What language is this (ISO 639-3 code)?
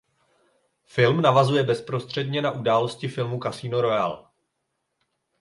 ces